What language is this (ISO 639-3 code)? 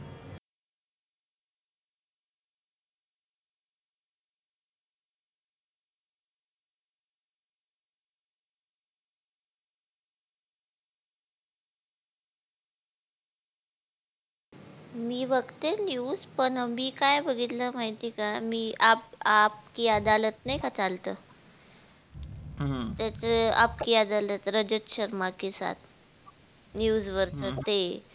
mar